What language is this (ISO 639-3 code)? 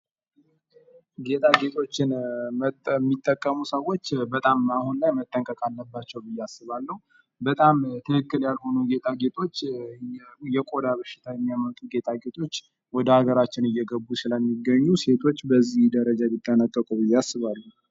amh